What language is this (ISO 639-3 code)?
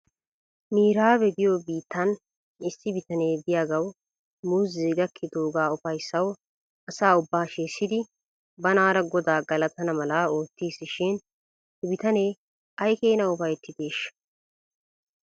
wal